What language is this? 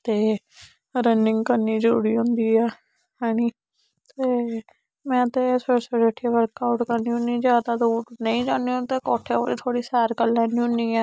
Dogri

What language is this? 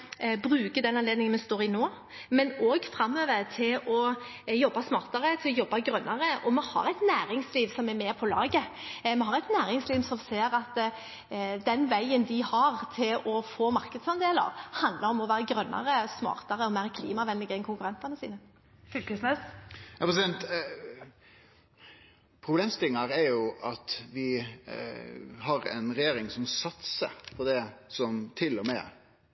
Norwegian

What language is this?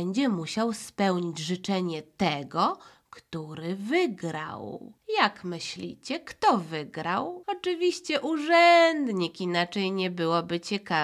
Polish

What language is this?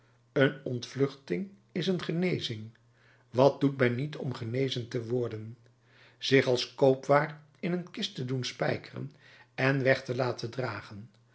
Dutch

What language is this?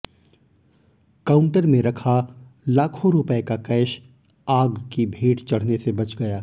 Hindi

